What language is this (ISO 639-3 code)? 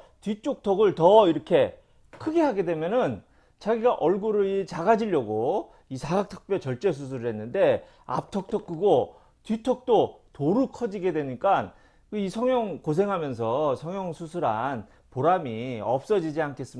kor